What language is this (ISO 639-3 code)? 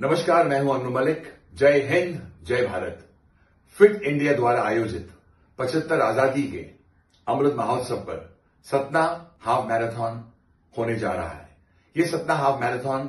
hin